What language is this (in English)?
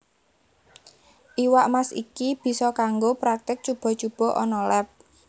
Javanese